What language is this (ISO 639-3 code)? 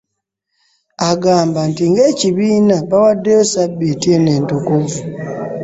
lug